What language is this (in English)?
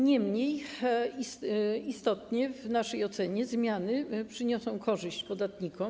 Polish